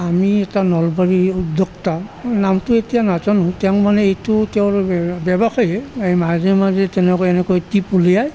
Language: Assamese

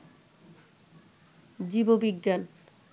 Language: Bangla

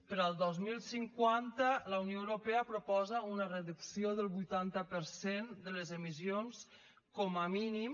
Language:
Catalan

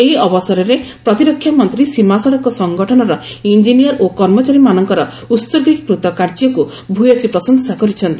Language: Odia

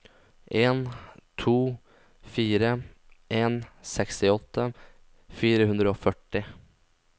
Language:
Norwegian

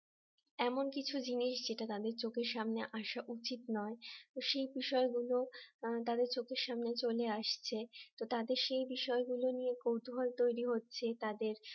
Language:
Bangla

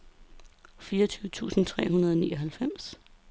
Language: Danish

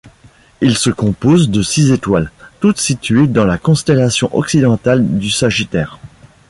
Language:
French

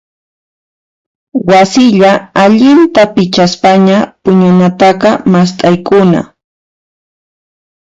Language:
Puno Quechua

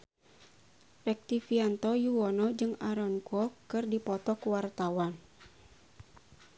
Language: Sundanese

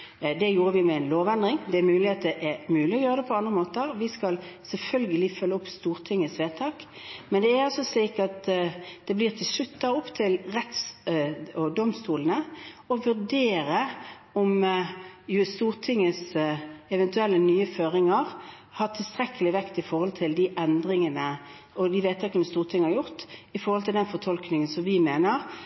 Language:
Norwegian Bokmål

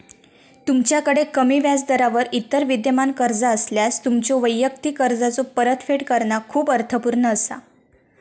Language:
Marathi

